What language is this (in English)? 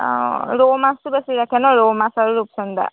Assamese